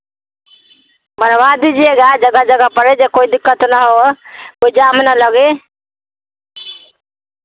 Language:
Hindi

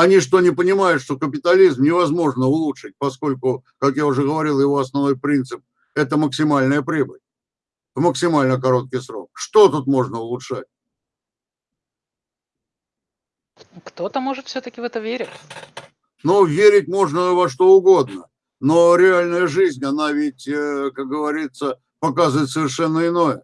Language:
Russian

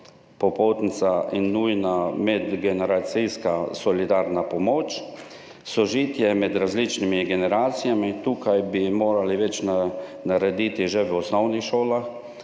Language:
Slovenian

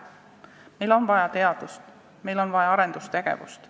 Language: Estonian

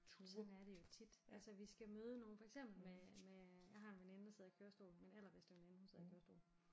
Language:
Danish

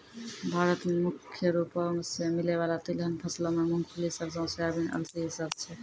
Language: Maithili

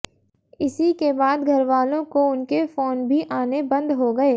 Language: Hindi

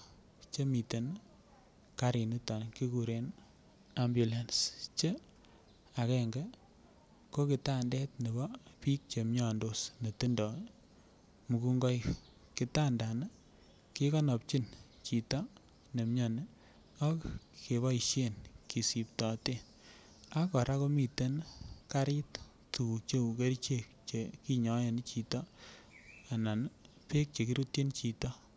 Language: Kalenjin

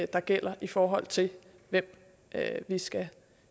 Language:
Danish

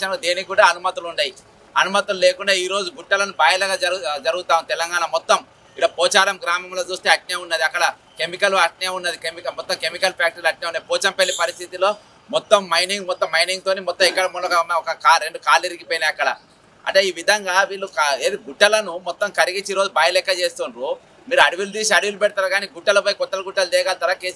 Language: Hindi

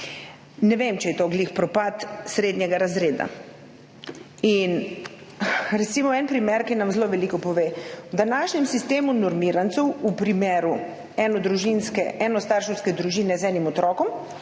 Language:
Slovenian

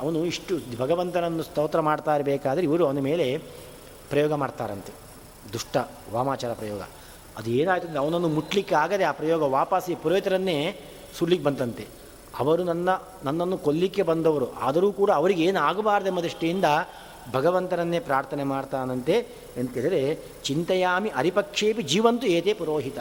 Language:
Kannada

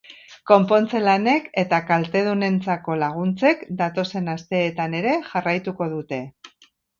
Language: Basque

